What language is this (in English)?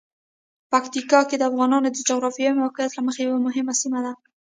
Pashto